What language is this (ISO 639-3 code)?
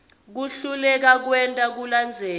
ssw